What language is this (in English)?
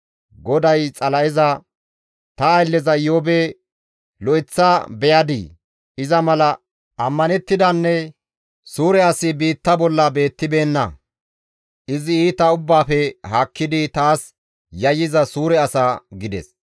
Gamo